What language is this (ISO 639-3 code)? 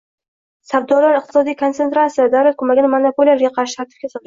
uzb